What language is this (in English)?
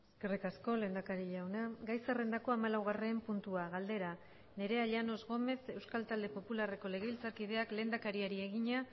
Basque